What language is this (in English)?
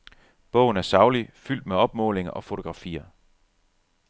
Danish